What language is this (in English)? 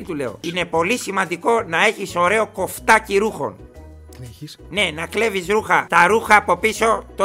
Greek